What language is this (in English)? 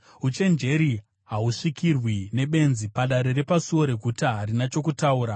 Shona